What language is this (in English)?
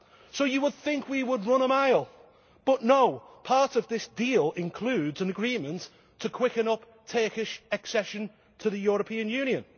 English